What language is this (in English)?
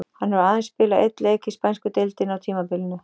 Icelandic